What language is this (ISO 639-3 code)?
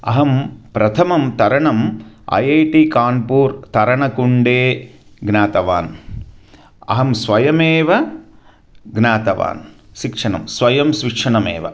san